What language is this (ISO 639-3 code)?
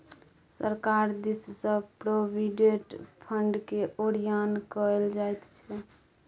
mai